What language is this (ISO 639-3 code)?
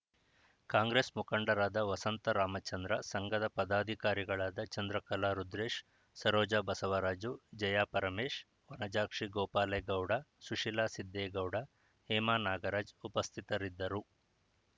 kan